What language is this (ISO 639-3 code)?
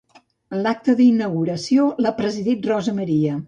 cat